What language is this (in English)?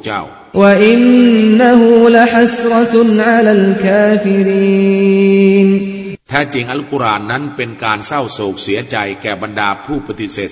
Thai